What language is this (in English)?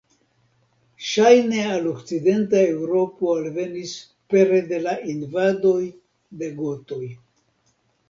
Esperanto